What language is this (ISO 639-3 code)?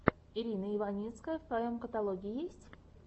rus